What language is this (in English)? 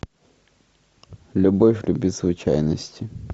Russian